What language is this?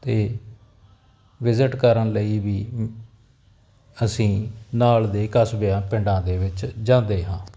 Punjabi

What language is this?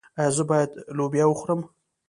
Pashto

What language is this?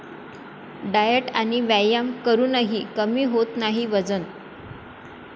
Marathi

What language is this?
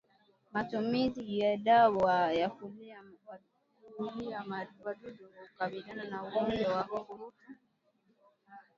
Swahili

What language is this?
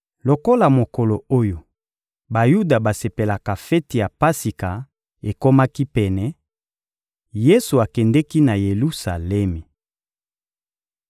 Lingala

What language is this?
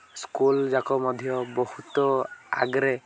Odia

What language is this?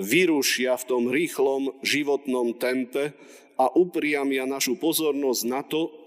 Slovak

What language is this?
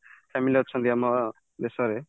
Odia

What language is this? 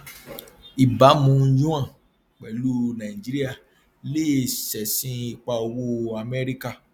Yoruba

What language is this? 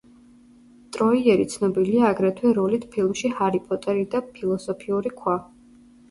Georgian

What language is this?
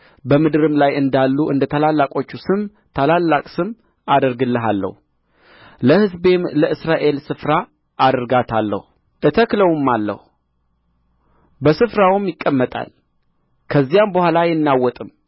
Amharic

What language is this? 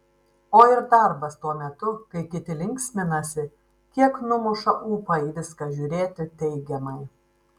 Lithuanian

